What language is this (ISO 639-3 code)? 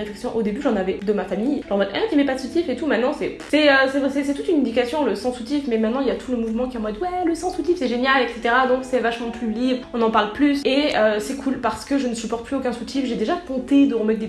fra